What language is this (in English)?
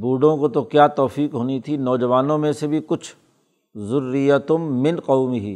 Urdu